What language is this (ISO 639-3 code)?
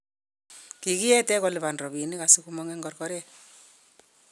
kln